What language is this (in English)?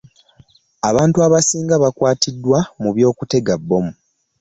Ganda